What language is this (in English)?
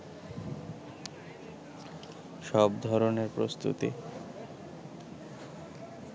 Bangla